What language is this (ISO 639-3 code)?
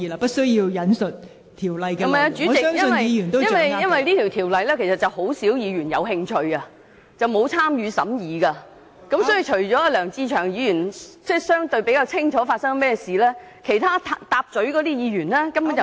yue